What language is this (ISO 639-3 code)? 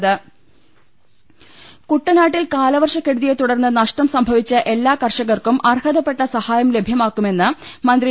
mal